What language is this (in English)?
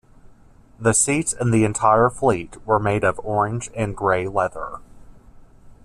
English